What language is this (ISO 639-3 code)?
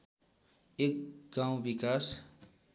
nep